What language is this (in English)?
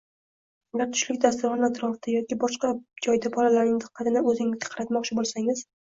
Uzbek